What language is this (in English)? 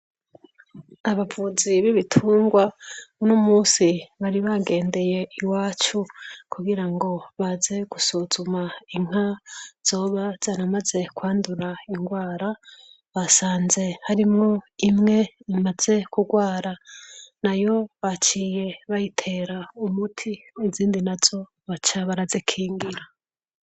Rundi